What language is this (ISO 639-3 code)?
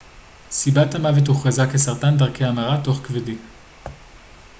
heb